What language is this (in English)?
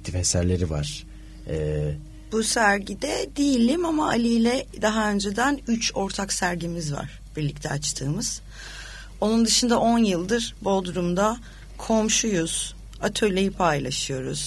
Turkish